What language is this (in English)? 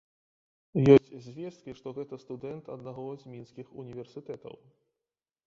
Belarusian